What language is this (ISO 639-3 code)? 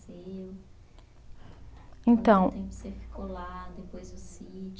por